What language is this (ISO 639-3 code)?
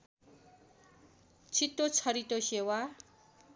nep